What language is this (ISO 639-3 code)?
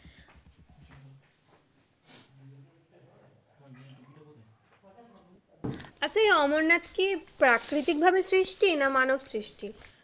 ben